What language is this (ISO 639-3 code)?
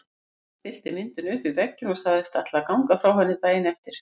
isl